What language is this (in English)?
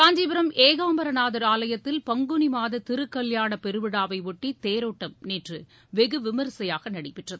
Tamil